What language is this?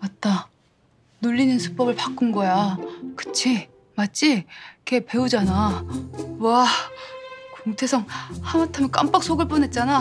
Korean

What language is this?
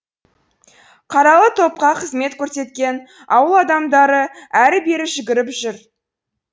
Kazakh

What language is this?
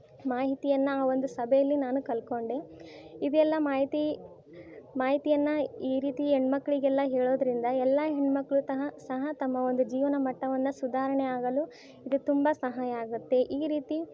Kannada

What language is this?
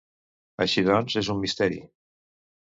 Catalan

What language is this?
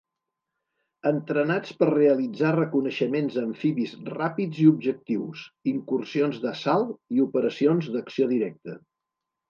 Catalan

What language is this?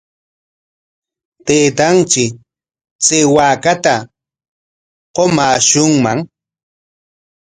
Corongo Ancash Quechua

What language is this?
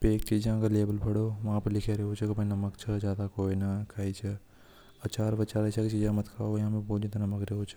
Hadothi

